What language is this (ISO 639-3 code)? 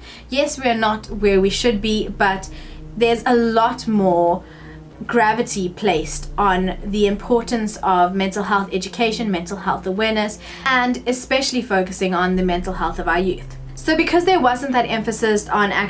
eng